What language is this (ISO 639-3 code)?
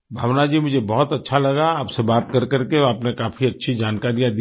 hin